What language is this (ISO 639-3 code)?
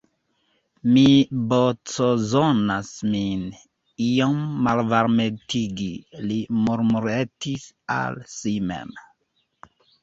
epo